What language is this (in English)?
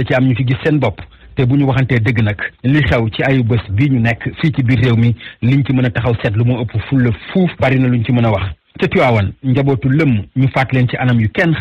Indonesian